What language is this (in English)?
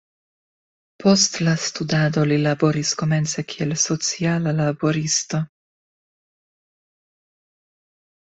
Esperanto